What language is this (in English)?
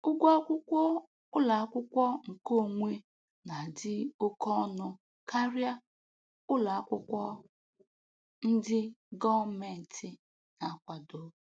Igbo